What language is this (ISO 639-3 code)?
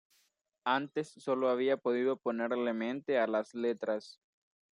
spa